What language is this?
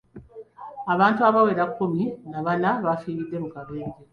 Ganda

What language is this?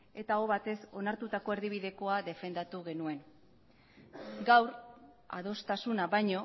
Basque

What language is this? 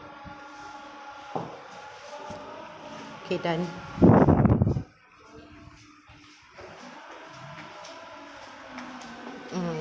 English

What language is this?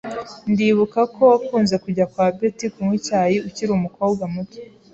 Kinyarwanda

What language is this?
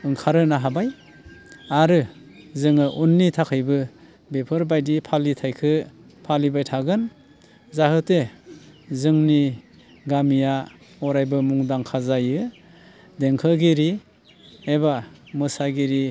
Bodo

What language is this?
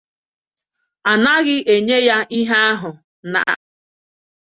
Igbo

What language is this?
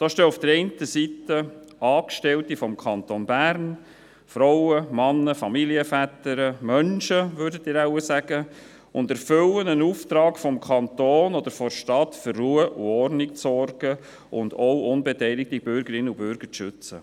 Swiss German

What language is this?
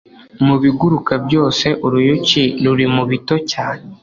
Kinyarwanda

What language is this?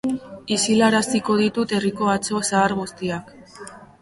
Basque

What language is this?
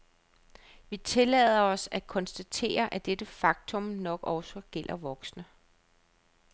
Danish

